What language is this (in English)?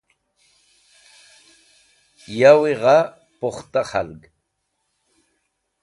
Wakhi